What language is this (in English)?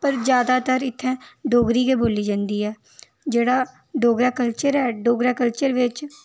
Dogri